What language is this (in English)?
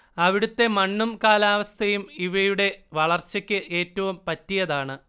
Malayalam